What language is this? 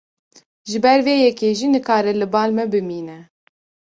Kurdish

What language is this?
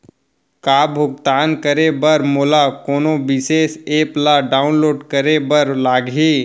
Chhattisgarhi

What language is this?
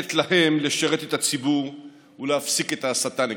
Hebrew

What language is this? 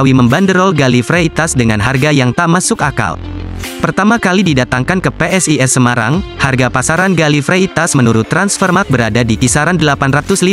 Indonesian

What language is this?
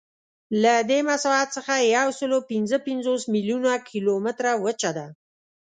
Pashto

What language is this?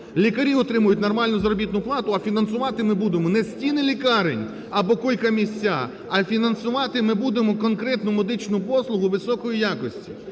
Ukrainian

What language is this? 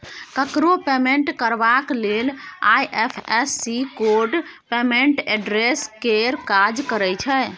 Maithili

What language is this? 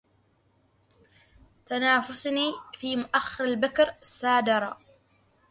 Arabic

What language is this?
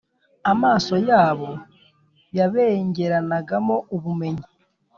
Kinyarwanda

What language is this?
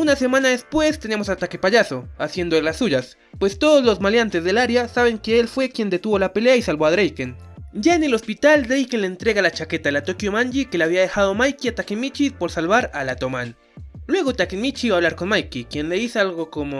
Spanish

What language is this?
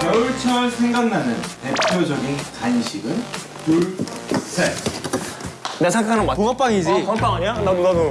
Korean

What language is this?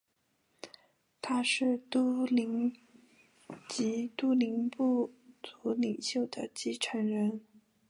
Chinese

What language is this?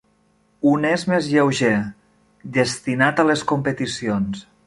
Catalan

